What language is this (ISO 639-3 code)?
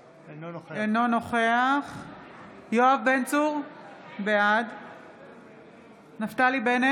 heb